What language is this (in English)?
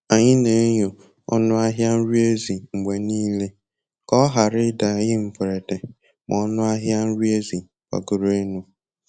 Igbo